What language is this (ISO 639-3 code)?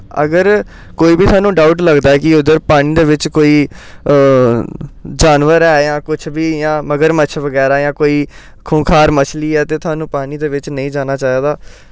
doi